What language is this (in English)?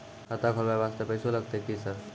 Maithili